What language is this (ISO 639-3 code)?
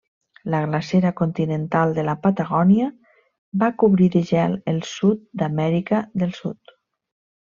cat